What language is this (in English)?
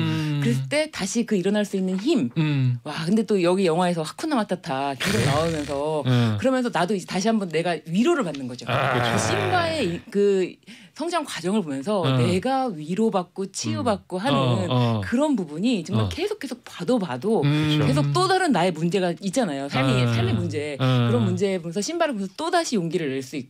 Korean